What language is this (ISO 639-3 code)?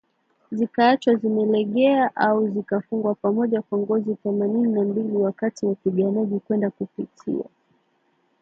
swa